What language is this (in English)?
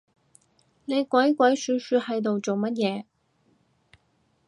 Cantonese